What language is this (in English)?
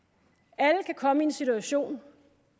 Danish